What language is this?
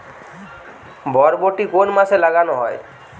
Bangla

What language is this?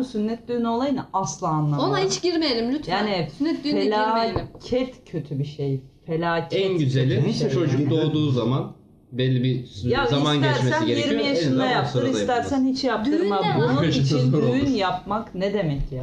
Turkish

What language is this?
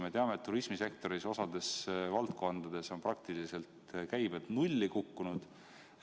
Estonian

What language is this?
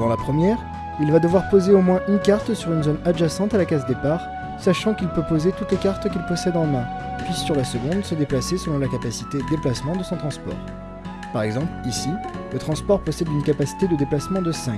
French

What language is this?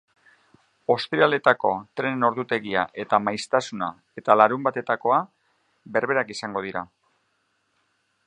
Basque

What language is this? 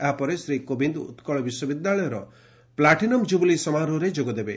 Odia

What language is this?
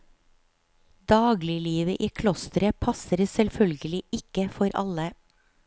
Norwegian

